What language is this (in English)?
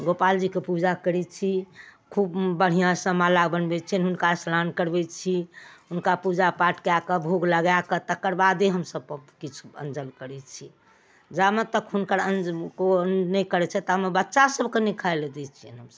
Maithili